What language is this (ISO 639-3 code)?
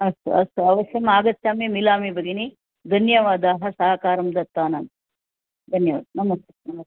san